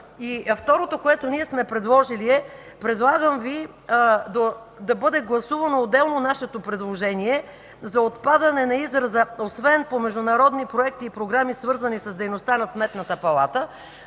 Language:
Bulgarian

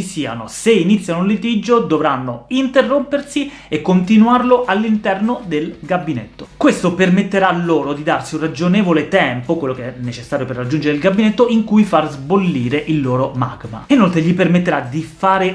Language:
Italian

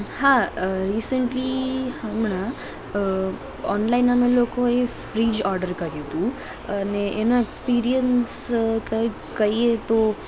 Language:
Gujarati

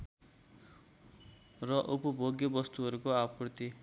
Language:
Nepali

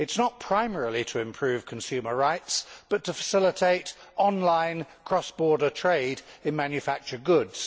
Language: English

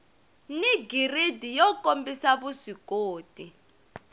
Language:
Tsonga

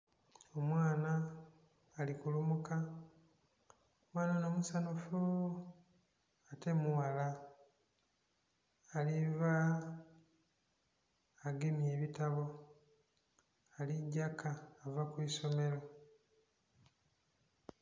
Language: Soga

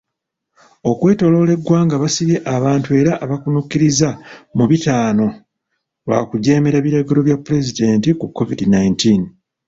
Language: Ganda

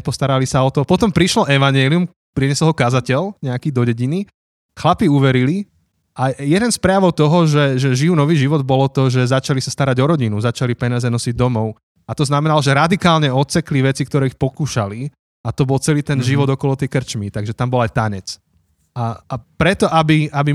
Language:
Slovak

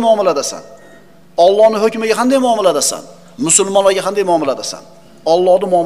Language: Turkish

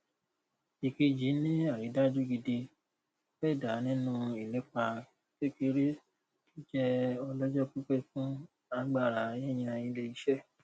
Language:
Yoruba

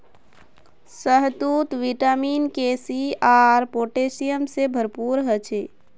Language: Magahi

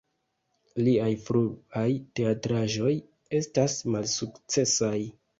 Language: Esperanto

